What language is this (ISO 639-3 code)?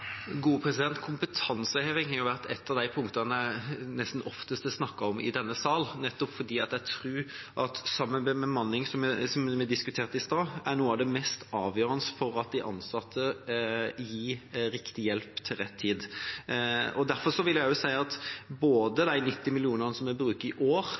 nob